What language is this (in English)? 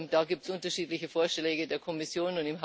German